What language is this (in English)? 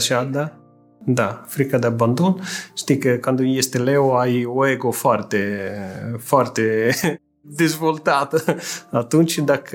Romanian